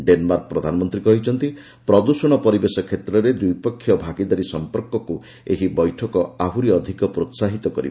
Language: Odia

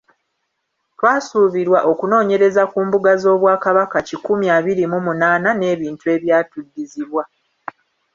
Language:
Ganda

